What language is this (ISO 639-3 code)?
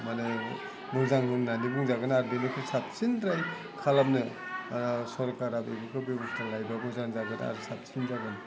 brx